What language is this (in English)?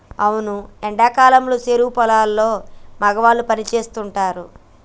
Telugu